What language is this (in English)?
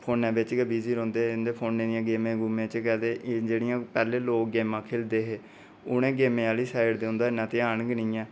Dogri